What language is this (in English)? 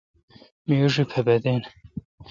Kalkoti